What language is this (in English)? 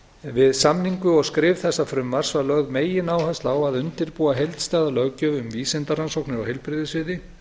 Icelandic